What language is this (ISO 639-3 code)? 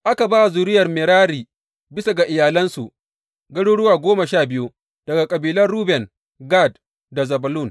hau